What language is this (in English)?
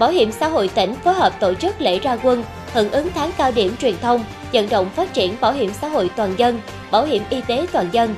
Vietnamese